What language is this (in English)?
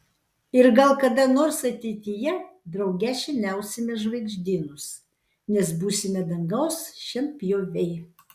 Lithuanian